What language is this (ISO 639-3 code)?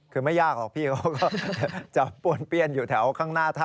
tha